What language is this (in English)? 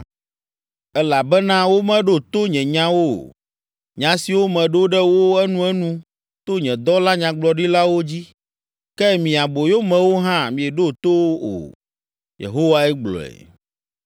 Ewe